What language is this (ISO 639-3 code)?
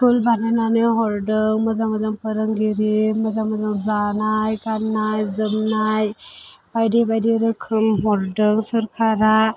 brx